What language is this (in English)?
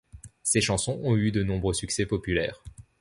French